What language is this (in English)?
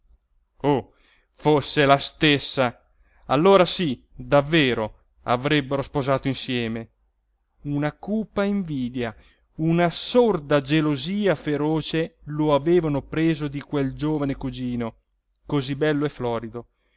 Italian